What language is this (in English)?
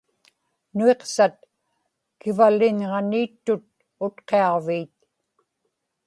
Inupiaq